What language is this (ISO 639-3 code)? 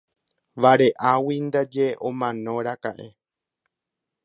grn